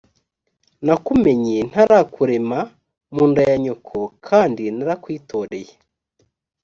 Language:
Kinyarwanda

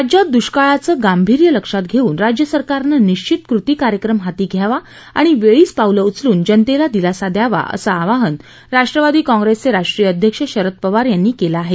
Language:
Marathi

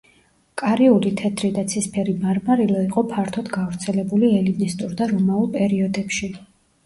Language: Georgian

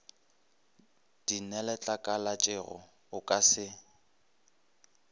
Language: Northern Sotho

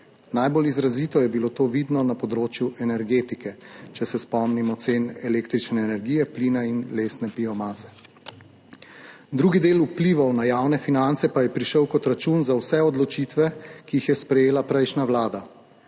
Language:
Slovenian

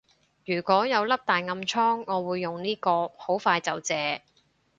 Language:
Cantonese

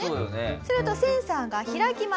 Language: Japanese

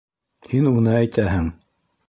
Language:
Bashkir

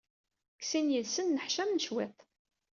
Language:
Kabyle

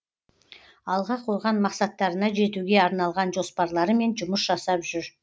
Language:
Kazakh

